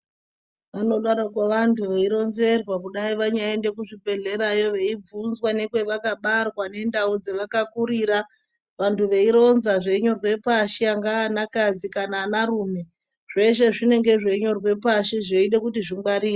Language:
Ndau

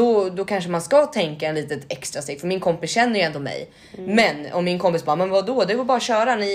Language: Swedish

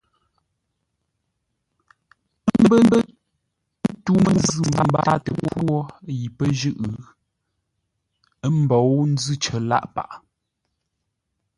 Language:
Ngombale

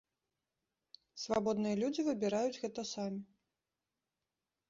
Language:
Belarusian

